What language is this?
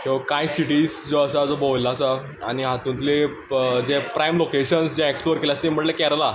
Konkani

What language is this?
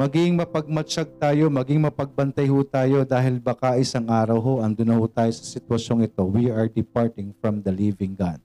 Filipino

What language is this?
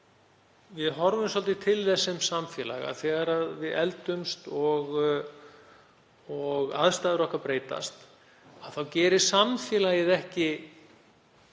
Icelandic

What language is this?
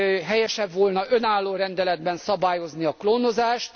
Hungarian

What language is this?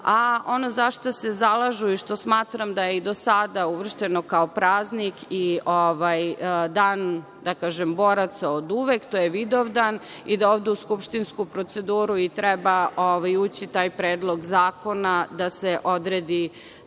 Serbian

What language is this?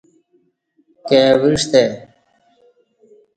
Kati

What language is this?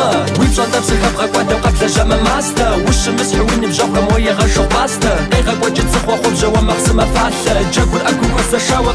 Arabic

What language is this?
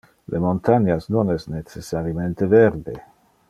Interlingua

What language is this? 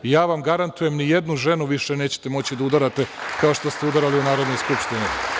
Serbian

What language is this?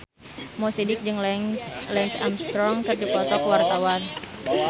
Sundanese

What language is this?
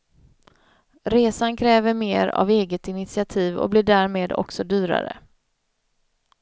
Swedish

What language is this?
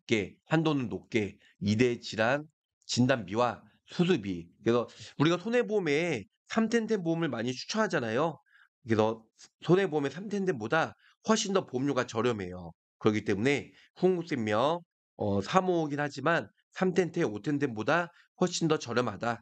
Korean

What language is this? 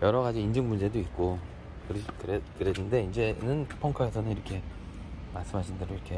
Korean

